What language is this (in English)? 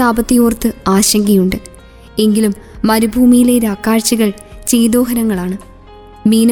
Malayalam